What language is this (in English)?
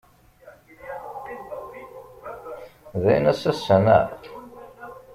Kabyle